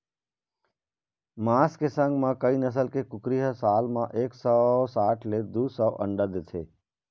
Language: Chhattisgarhi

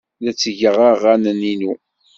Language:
Kabyle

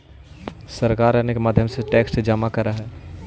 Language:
Magahi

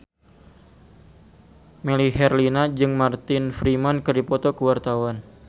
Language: Sundanese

